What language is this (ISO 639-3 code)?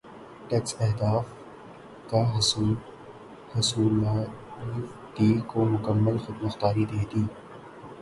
urd